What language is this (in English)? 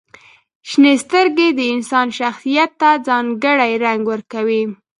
Pashto